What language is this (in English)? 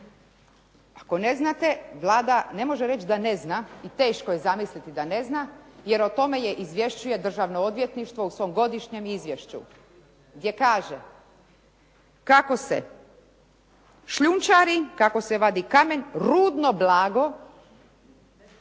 Croatian